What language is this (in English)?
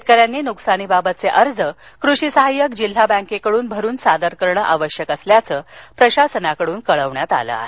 Marathi